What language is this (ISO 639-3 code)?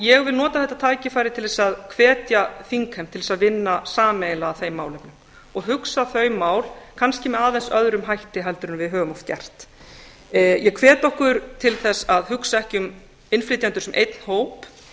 isl